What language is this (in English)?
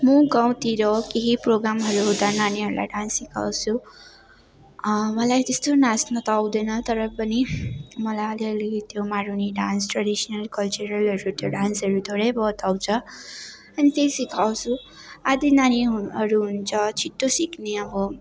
Nepali